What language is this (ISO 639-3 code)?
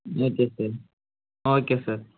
tam